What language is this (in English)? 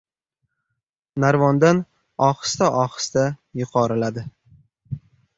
Uzbek